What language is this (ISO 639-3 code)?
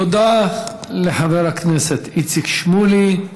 heb